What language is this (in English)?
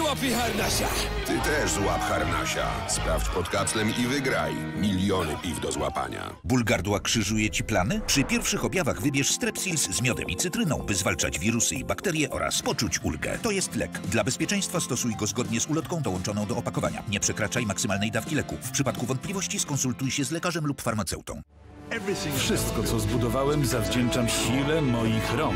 Polish